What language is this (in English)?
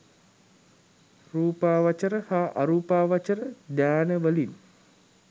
Sinhala